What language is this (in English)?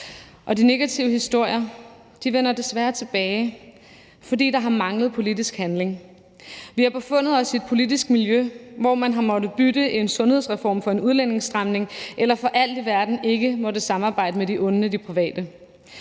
Danish